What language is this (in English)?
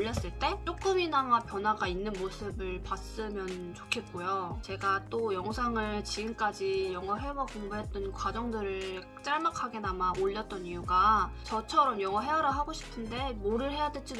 Korean